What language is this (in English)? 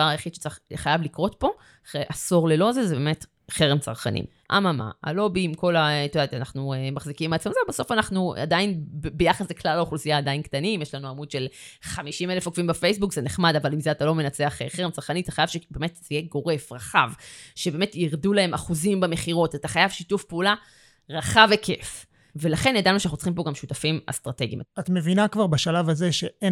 Hebrew